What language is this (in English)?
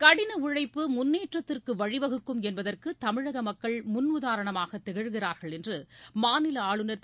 Tamil